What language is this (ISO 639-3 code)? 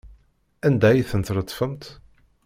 kab